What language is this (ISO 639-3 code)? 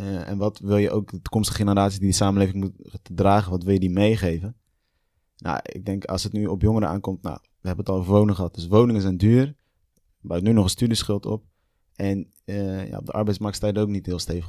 nld